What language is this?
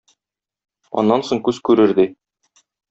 Tatar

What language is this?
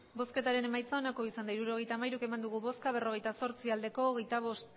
Basque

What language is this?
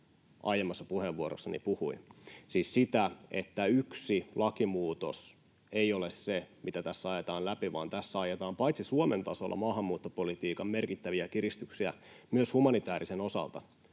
Finnish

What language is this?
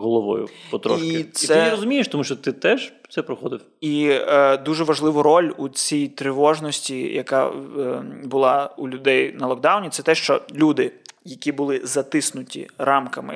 Ukrainian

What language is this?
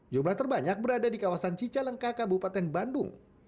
Indonesian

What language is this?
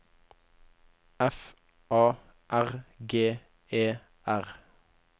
Norwegian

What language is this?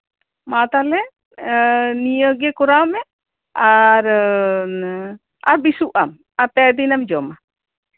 Santali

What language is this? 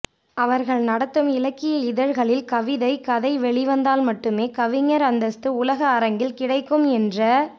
Tamil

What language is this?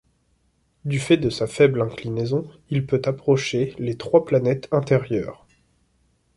French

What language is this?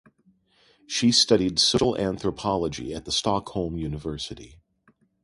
English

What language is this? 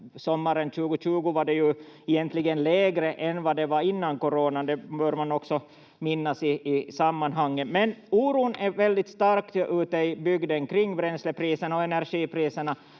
Finnish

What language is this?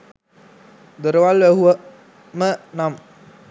Sinhala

